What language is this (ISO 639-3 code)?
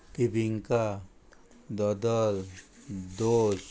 kok